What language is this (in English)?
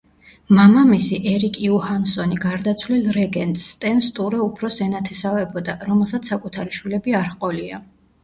Georgian